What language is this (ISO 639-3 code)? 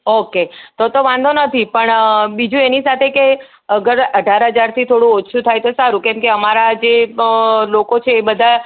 guj